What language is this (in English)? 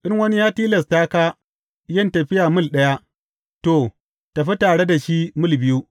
Hausa